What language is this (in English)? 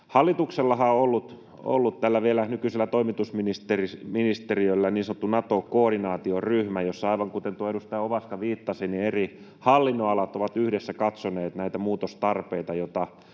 Finnish